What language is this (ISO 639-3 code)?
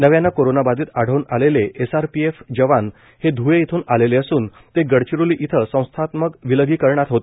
mar